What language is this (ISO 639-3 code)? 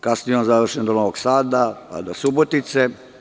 srp